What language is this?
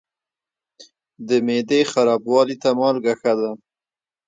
Pashto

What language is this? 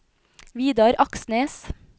Norwegian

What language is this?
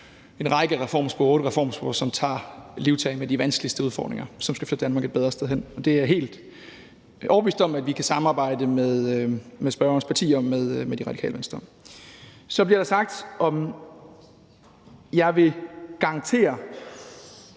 Danish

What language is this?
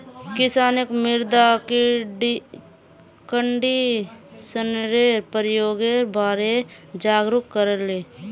Magahi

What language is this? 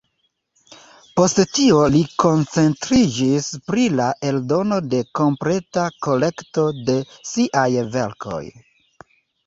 Esperanto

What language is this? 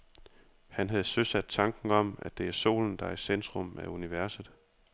Danish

